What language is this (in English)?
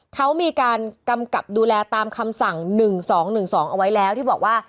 Thai